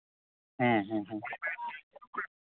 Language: Santali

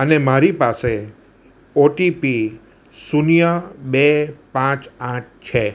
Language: Gujarati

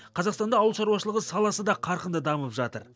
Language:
Kazakh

